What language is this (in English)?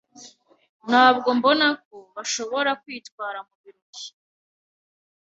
Kinyarwanda